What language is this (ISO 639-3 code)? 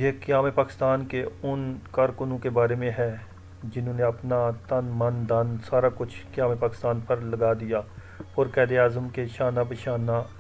hin